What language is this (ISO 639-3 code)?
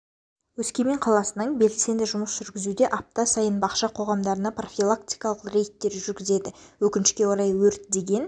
kaz